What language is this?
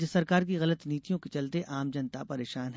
Hindi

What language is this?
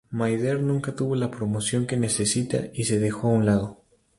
Spanish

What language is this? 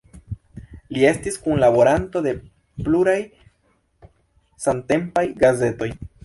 Esperanto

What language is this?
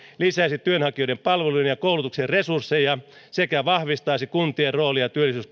Finnish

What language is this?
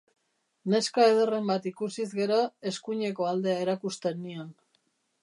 Basque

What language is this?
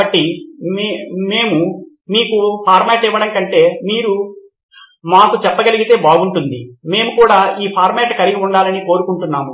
Telugu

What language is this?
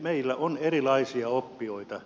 Finnish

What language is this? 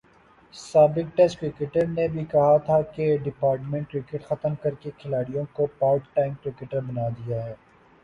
Urdu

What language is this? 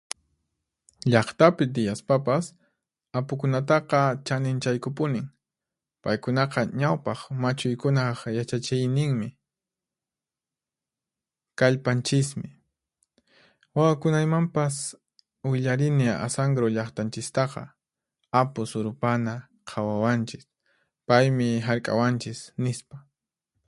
Puno Quechua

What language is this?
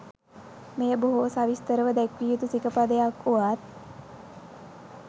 Sinhala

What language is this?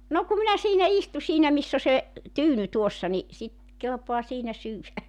Finnish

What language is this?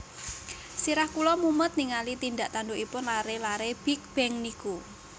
Javanese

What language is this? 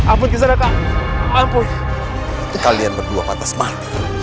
Indonesian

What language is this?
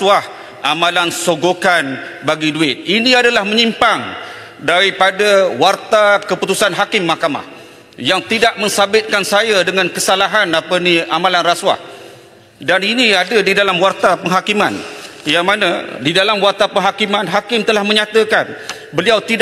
Malay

